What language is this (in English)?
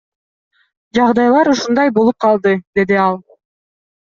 Kyrgyz